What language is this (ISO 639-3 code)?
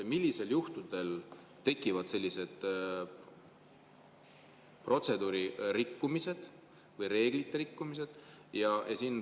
est